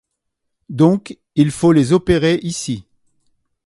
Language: French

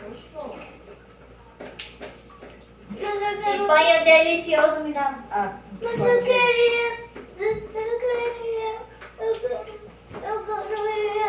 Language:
Portuguese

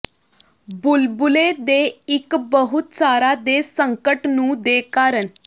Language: Punjabi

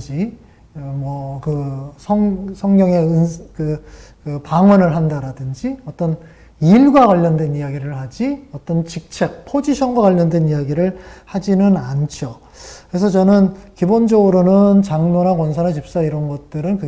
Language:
Korean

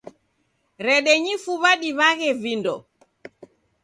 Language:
Taita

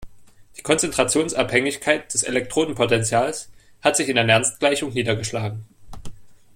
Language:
German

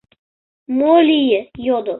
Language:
Mari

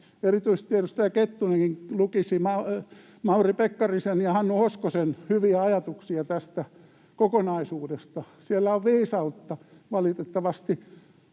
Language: Finnish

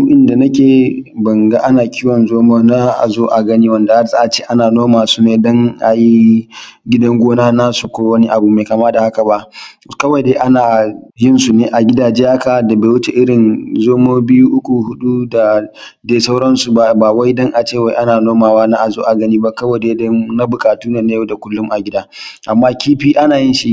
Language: Hausa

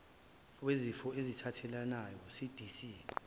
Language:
Zulu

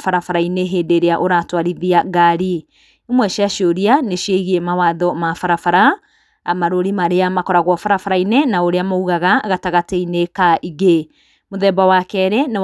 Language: Kikuyu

